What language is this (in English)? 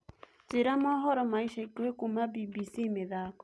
Kikuyu